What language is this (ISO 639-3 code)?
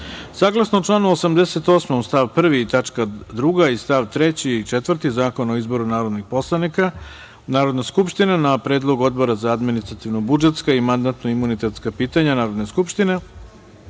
srp